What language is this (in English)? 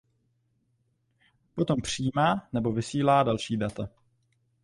Czech